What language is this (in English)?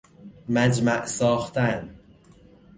Persian